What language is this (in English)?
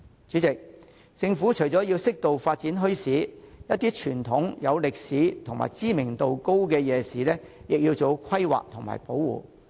Cantonese